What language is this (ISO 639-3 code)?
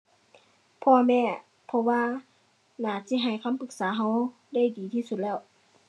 tha